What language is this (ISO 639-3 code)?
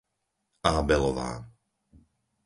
slk